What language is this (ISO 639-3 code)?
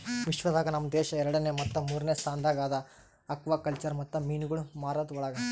kan